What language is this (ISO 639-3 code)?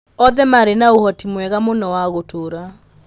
kik